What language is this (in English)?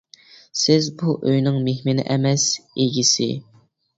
Uyghur